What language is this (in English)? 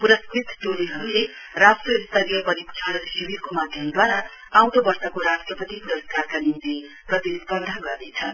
Nepali